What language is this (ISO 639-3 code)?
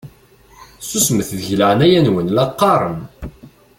kab